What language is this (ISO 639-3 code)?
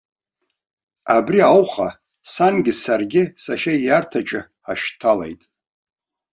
abk